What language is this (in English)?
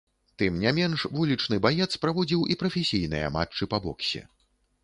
Belarusian